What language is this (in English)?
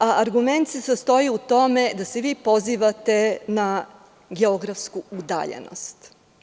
Serbian